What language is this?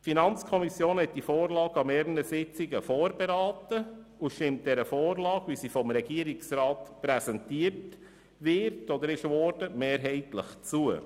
Swiss German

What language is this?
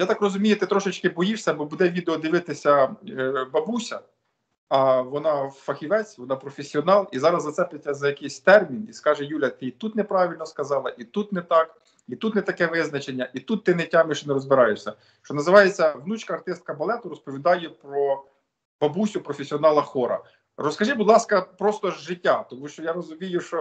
Ukrainian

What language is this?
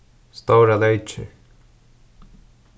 Faroese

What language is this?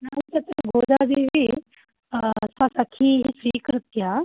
Sanskrit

